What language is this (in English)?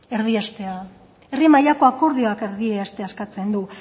Basque